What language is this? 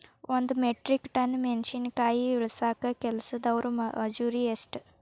Kannada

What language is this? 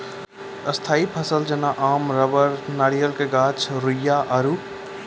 Maithili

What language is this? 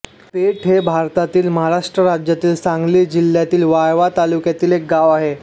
Marathi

